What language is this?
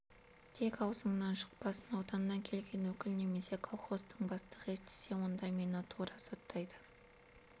Kazakh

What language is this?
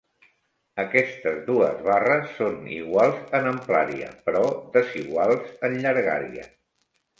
Catalan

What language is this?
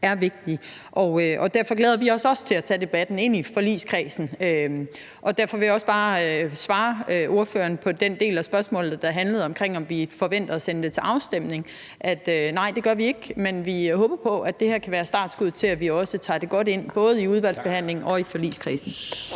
Danish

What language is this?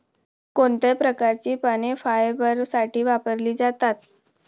Marathi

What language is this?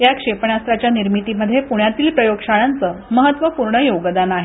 Marathi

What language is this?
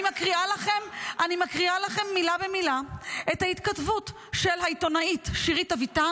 Hebrew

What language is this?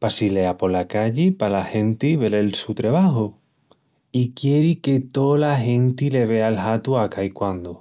Extremaduran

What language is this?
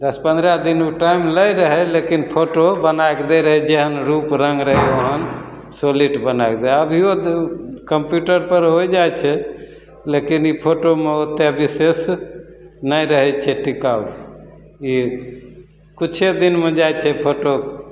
Maithili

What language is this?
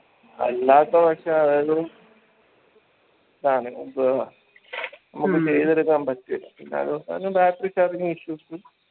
Malayalam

